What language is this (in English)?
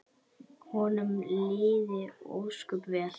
Icelandic